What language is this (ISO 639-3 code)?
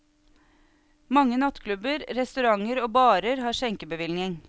nor